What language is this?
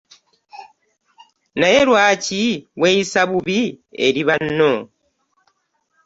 Ganda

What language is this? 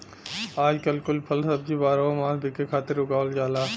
Bhojpuri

